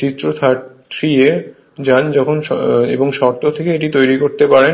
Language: Bangla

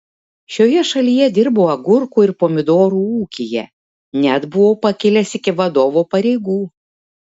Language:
Lithuanian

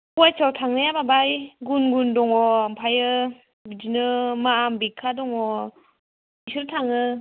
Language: Bodo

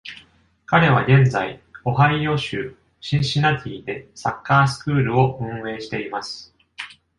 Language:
Japanese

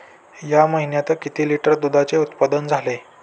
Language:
Marathi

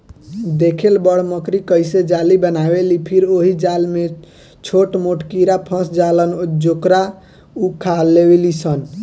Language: Bhojpuri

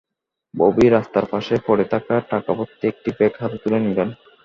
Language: Bangla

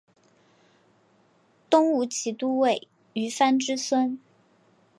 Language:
Chinese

